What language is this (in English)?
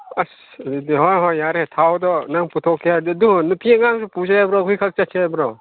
Manipuri